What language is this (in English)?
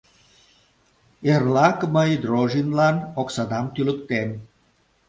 Mari